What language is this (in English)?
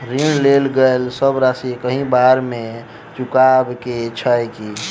Maithili